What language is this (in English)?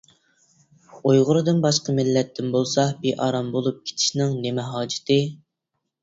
Uyghur